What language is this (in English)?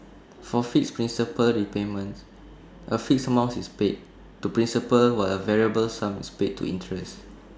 English